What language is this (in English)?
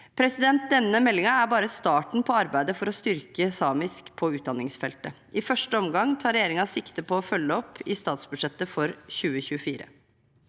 Norwegian